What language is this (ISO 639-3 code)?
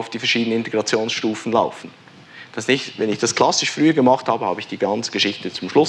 deu